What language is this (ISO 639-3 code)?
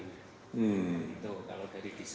ind